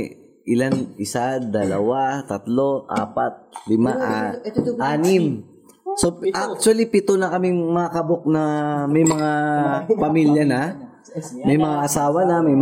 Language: Filipino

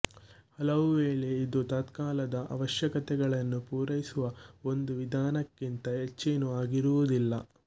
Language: Kannada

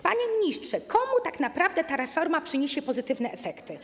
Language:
Polish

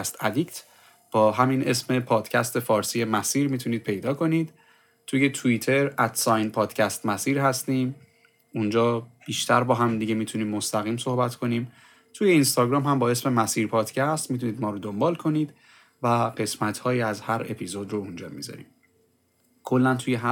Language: Persian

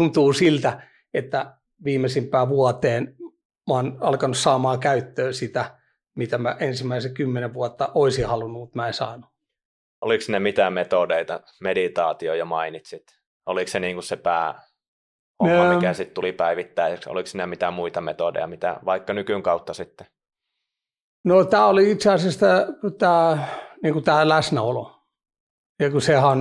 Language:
Finnish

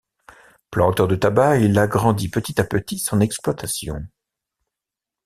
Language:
French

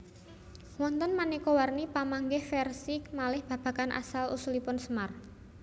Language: Javanese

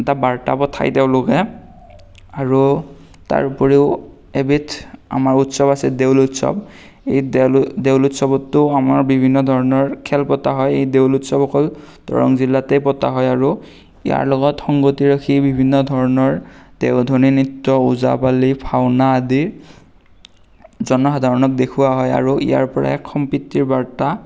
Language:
Assamese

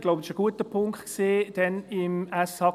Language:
Swiss German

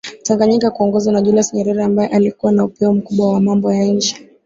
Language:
Swahili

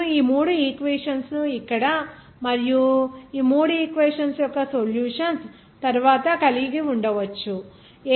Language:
Telugu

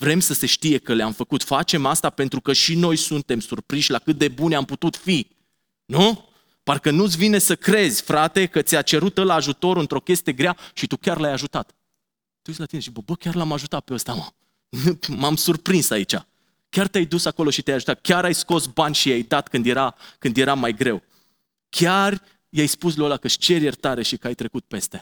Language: Romanian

